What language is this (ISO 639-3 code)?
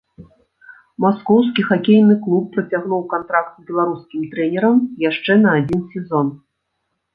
bel